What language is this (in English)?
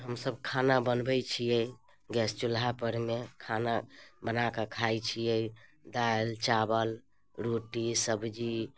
Maithili